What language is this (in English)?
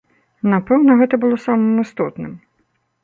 Belarusian